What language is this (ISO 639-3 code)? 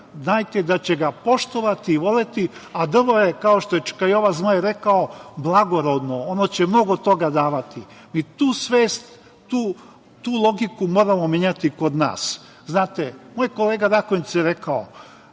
srp